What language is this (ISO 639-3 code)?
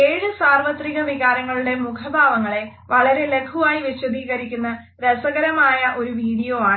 mal